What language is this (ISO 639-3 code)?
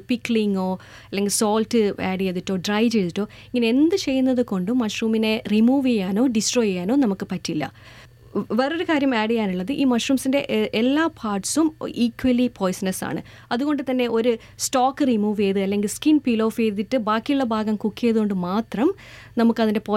mal